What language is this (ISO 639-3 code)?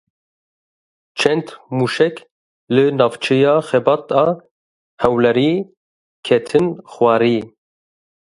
kur